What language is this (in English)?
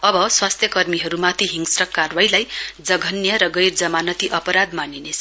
Nepali